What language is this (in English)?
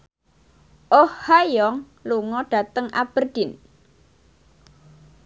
Javanese